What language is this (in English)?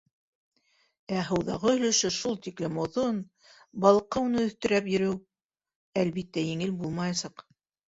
Bashkir